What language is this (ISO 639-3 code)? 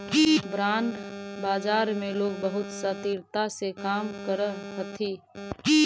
mag